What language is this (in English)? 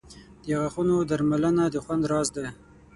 Pashto